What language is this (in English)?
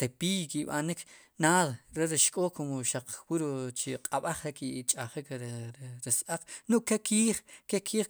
Sipacapense